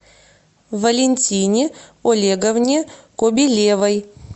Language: Russian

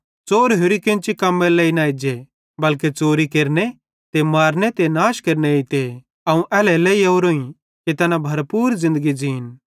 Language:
Bhadrawahi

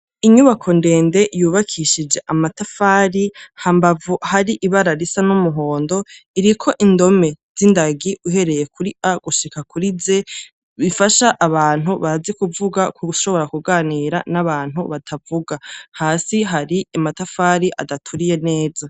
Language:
Rundi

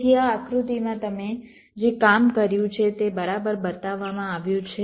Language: Gujarati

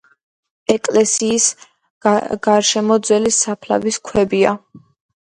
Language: Georgian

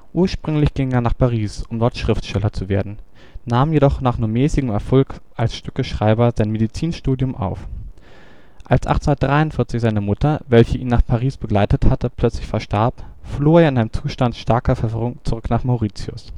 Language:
German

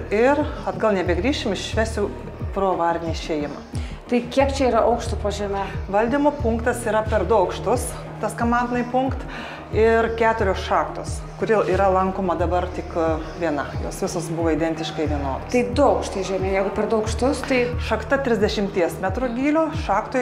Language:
Lithuanian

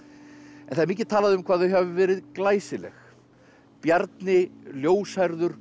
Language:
Icelandic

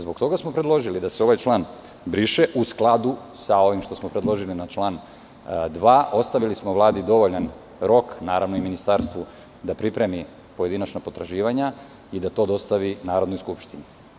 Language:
Serbian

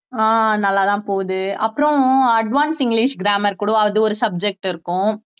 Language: Tamil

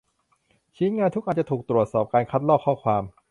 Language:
Thai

